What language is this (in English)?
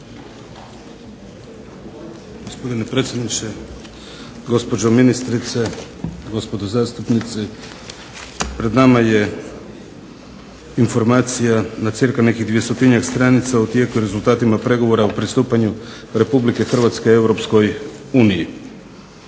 Croatian